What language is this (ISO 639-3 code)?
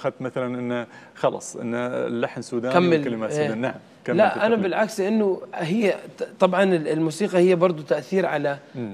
ara